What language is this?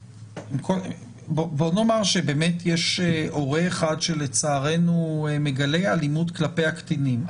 Hebrew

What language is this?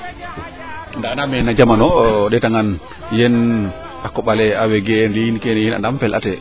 Serer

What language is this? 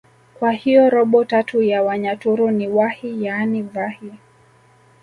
Swahili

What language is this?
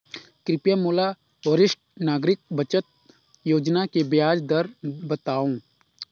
Chhattisgarhi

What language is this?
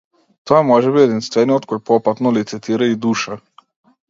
Macedonian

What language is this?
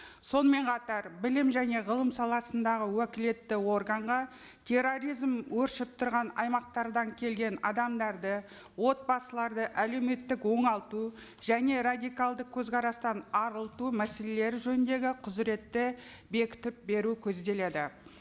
Kazakh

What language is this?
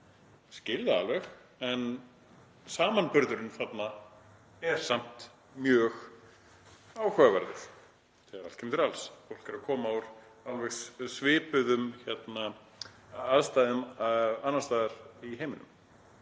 Icelandic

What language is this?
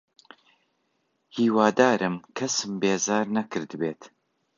Central Kurdish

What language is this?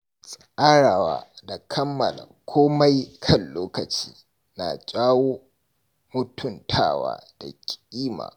Hausa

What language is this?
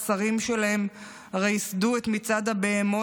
Hebrew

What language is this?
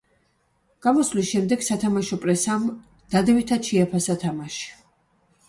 Georgian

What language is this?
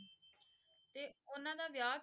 Punjabi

